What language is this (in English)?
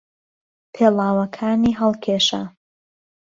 Central Kurdish